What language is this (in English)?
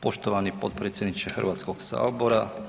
Croatian